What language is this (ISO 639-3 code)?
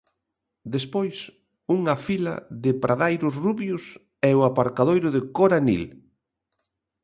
glg